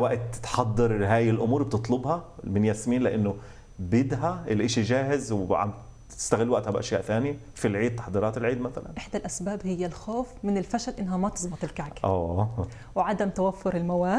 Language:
Arabic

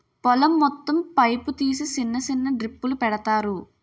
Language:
Telugu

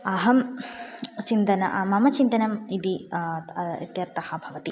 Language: Sanskrit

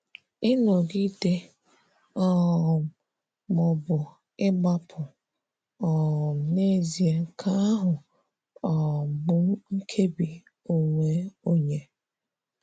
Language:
Igbo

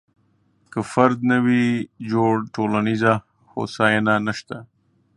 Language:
Pashto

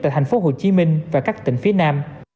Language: Vietnamese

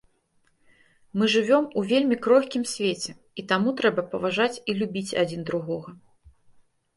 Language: Belarusian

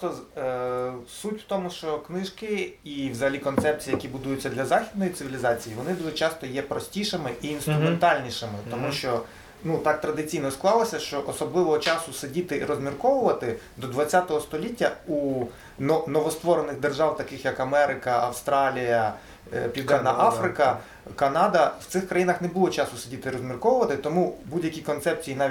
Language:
Ukrainian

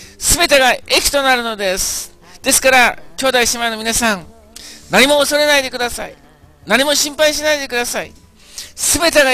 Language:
Japanese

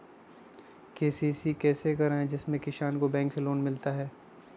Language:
Magahi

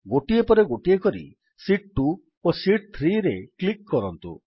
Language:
Odia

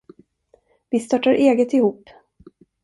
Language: Swedish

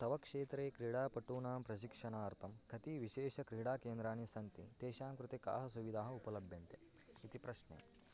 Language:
Sanskrit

